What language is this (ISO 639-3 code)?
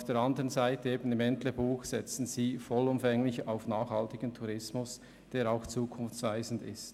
gsw